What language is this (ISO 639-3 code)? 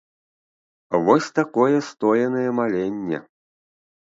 bel